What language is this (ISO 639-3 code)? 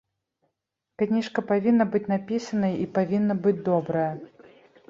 bel